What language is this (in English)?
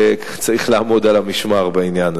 Hebrew